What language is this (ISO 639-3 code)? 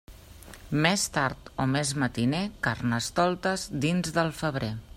cat